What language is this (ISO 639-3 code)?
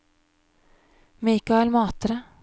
nor